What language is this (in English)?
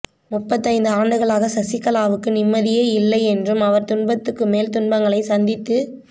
Tamil